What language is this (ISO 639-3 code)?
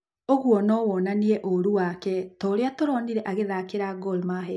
kik